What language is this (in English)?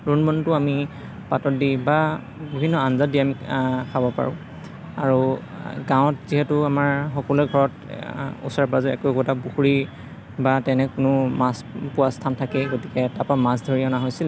Assamese